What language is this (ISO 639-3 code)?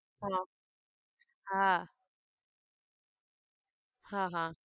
guj